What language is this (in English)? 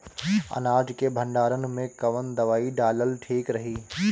Bhojpuri